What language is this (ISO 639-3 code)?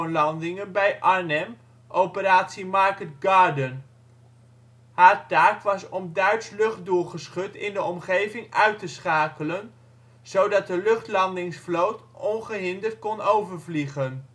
nld